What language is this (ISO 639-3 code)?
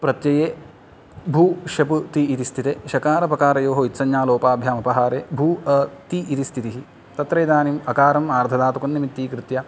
san